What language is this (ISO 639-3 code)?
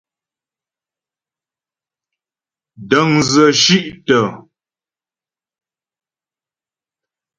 bbj